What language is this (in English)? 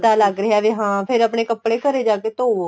Punjabi